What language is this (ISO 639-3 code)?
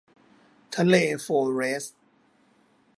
tha